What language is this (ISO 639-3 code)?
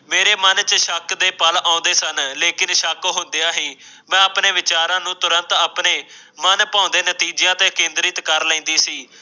pan